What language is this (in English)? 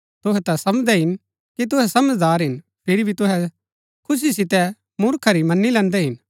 Gaddi